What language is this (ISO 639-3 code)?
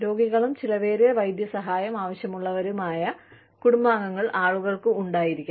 mal